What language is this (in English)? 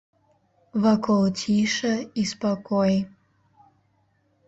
Belarusian